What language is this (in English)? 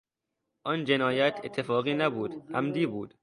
Persian